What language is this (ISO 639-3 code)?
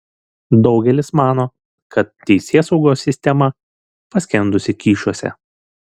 lit